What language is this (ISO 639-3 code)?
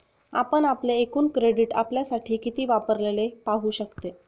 mar